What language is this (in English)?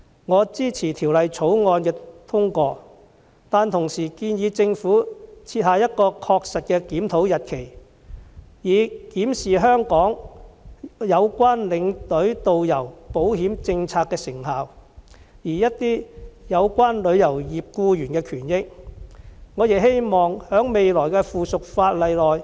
Cantonese